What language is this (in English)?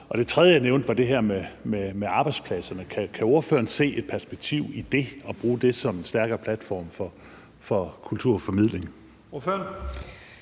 Danish